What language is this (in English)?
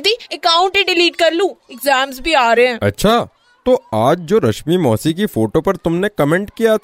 Hindi